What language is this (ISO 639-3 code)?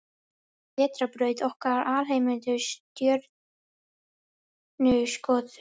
isl